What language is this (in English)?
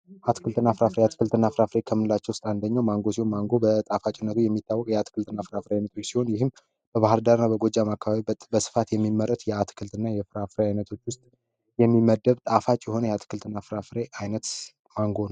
Amharic